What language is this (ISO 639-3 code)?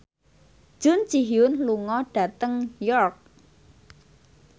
jav